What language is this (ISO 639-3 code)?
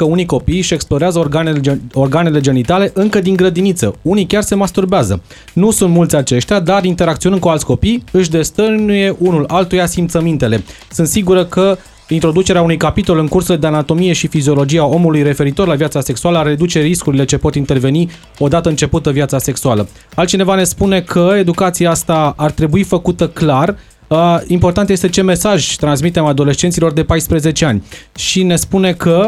ron